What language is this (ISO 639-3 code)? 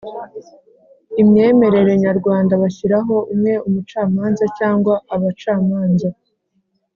kin